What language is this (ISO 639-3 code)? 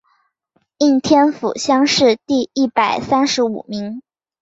zho